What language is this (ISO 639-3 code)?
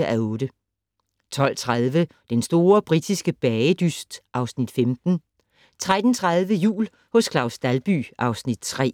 dan